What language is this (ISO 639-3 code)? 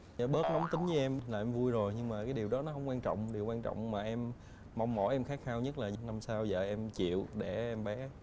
vie